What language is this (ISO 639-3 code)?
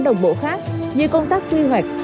vie